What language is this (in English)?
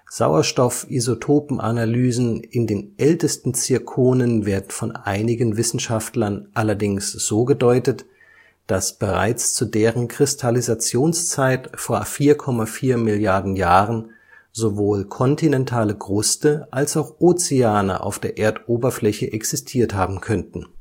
German